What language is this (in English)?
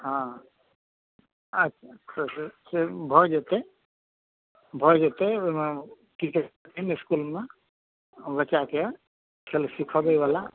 Maithili